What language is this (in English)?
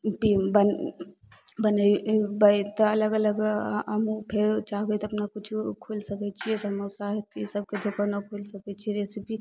Maithili